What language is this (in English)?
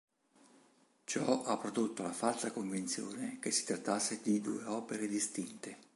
Italian